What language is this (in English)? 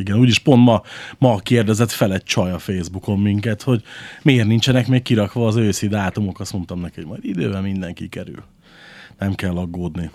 Hungarian